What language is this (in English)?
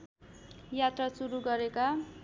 Nepali